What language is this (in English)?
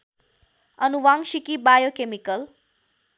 Nepali